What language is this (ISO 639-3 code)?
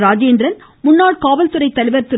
tam